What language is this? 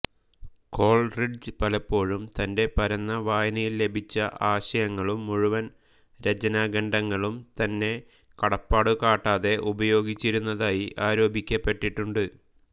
Malayalam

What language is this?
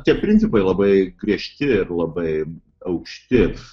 Lithuanian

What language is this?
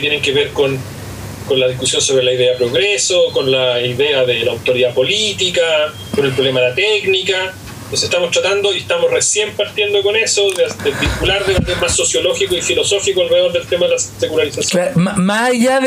Spanish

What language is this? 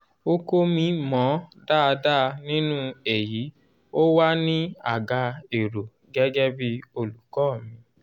Yoruba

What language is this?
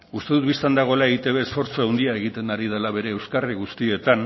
Basque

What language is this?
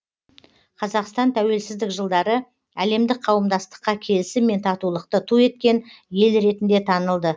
Kazakh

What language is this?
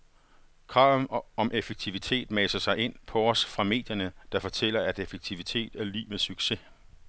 Danish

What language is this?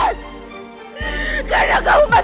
Indonesian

